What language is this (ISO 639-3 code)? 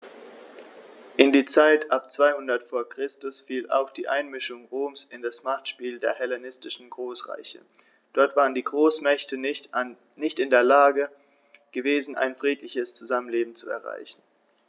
deu